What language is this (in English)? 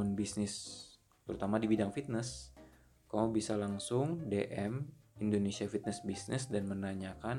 Indonesian